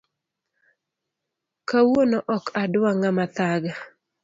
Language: Luo (Kenya and Tanzania)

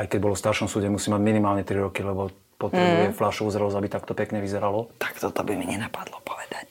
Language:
Slovak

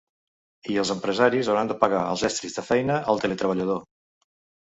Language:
Catalan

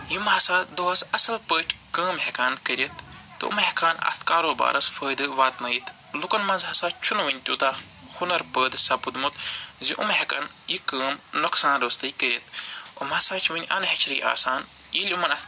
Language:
Kashmiri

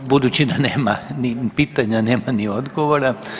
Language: Croatian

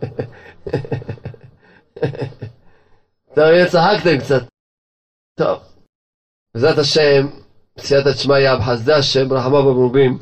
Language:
Hebrew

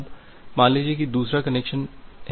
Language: Hindi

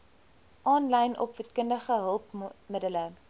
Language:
Afrikaans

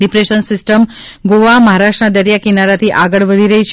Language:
Gujarati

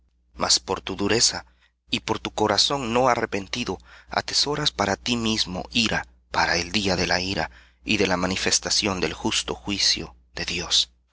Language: Spanish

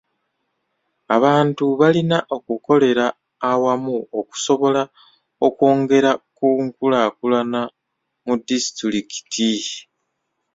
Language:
Ganda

